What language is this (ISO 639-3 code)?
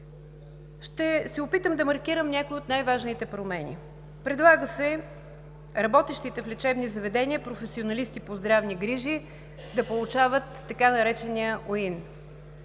bul